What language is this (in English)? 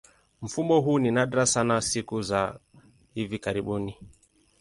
Swahili